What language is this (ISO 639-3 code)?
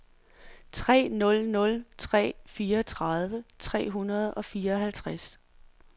dan